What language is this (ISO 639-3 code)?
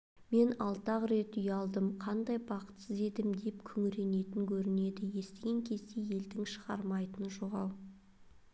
kaz